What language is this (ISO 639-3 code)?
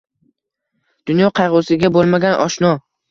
uzb